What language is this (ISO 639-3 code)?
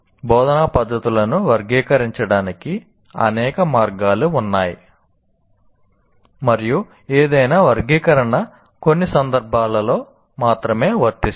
tel